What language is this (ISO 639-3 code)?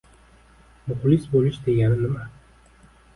uzb